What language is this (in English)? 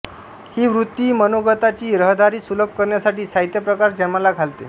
Marathi